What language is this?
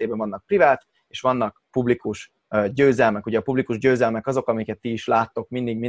Hungarian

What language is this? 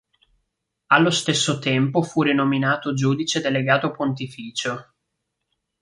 Italian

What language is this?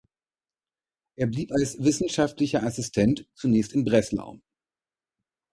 German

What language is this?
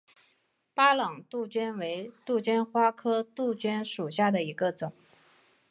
Chinese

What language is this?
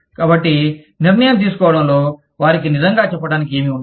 Telugu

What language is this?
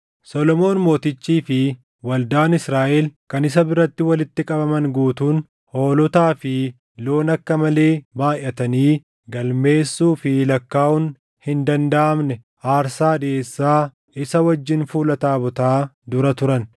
Oromo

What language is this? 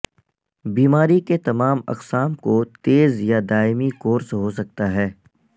Urdu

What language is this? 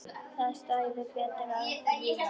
Icelandic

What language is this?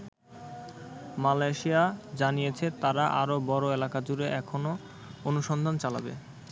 Bangla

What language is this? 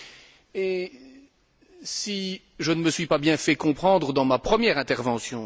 French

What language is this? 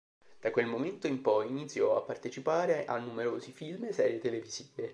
Italian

